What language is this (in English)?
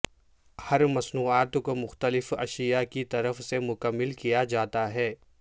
Urdu